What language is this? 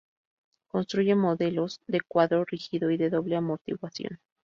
Spanish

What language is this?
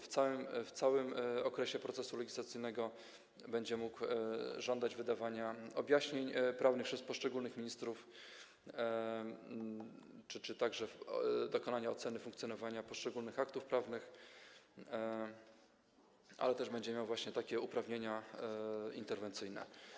Polish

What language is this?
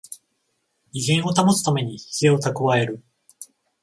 Japanese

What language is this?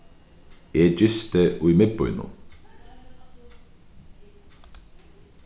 Faroese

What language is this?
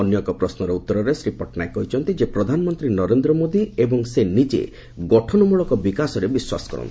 Odia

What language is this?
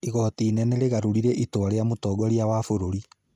Kikuyu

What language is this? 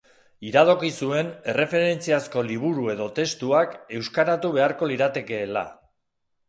Basque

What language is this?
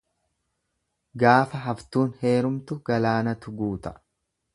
Oromo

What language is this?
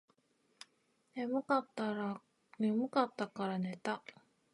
Japanese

